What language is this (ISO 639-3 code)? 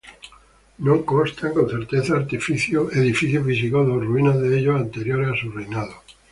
spa